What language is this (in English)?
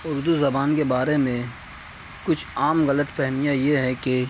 Urdu